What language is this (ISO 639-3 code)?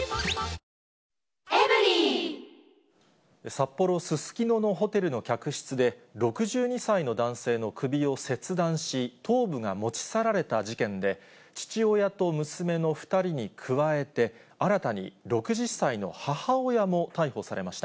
jpn